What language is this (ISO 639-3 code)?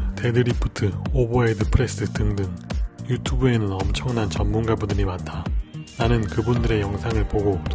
kor